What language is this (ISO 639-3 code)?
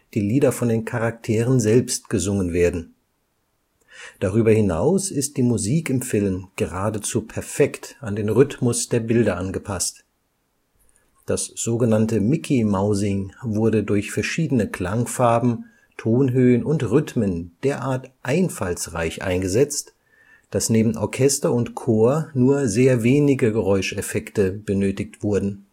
deu